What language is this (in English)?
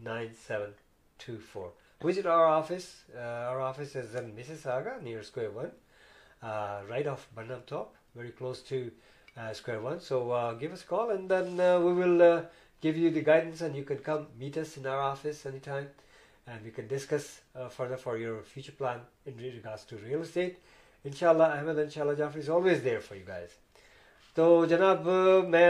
Urdu